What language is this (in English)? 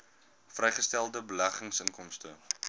Afrikaans